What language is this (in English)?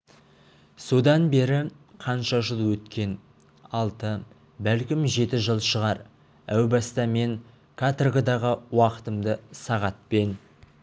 Kazakh